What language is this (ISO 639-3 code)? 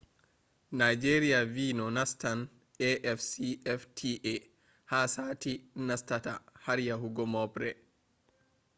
ful